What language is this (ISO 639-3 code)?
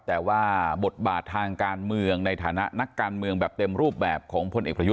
tha